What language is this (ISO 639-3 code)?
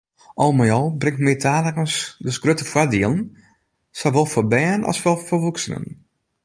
fry